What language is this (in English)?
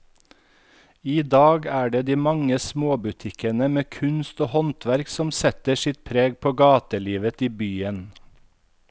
Norwegian